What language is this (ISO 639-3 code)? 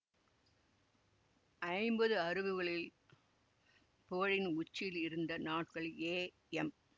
tam